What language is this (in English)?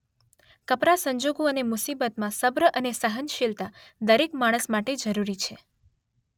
Gujarati